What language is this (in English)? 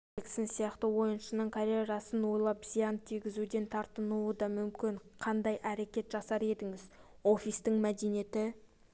Kazakh